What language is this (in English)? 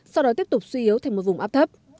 Vietnamese